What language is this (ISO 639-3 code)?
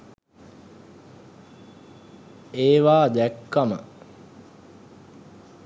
sin